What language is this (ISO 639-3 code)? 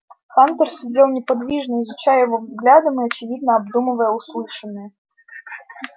rus